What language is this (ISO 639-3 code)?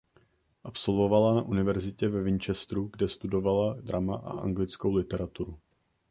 ces